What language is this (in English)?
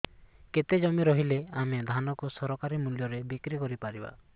Odia